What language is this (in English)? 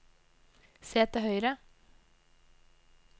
Norwegian